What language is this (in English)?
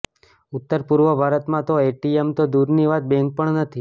Gujarati